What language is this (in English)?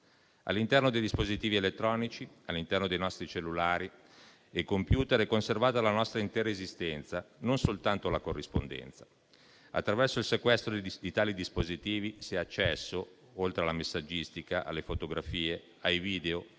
Italian